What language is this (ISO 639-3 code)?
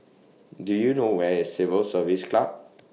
eng